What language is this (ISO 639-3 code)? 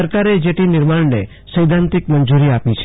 guj